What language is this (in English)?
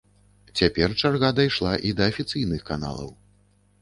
Belarusian